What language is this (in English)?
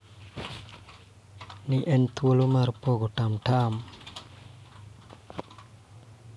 Luo (Kenya and Tanzania)